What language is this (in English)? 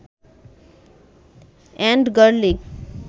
Bangla